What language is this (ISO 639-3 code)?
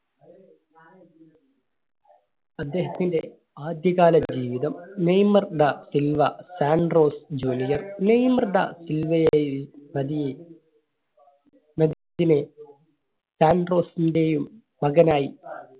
mal